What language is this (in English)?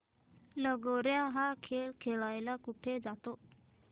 Marathi